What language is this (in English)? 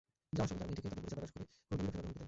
Bangla